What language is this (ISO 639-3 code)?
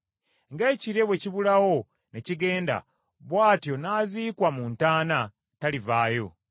lug